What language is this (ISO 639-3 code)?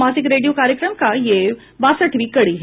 hin